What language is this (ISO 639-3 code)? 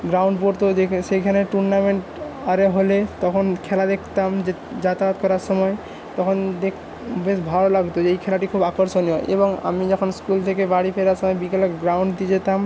ben